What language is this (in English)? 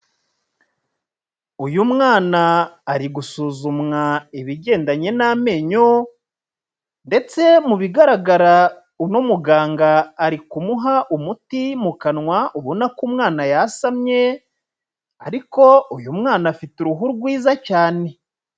Kinyarwanda